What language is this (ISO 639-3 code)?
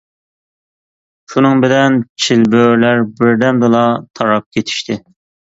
uig